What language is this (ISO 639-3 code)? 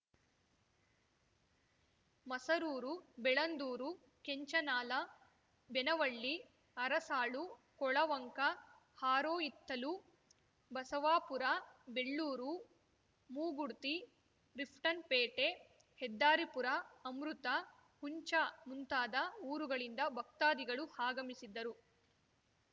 kan